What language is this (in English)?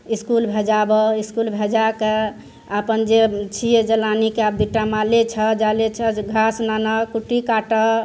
Maithili